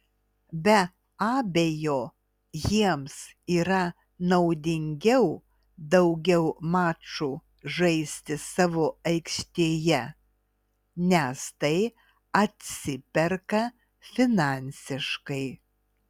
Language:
Lithuanian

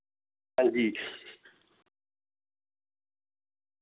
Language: Dogri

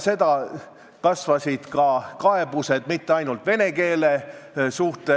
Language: Estonian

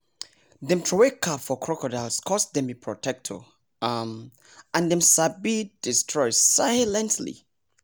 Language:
Nigerian Pidgin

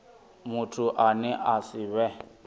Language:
Venda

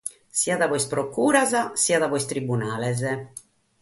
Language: Sardinian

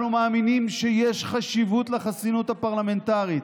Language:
Hebrew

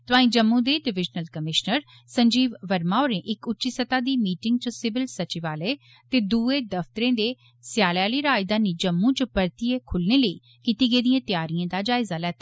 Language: Dogri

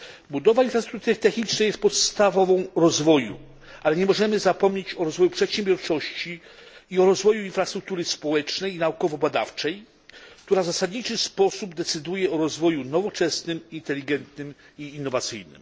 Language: Polish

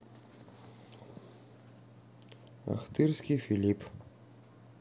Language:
Russian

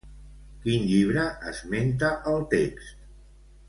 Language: Catalan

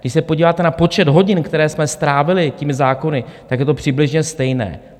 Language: Czech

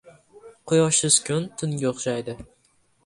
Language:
Uzbek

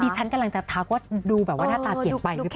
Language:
Thai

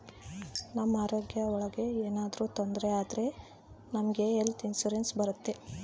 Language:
Kannada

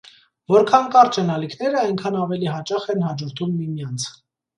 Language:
Armenian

